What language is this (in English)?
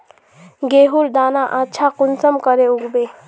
Magahi